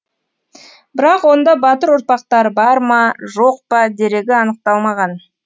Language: Kazakh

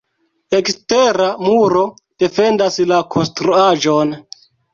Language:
Esperanto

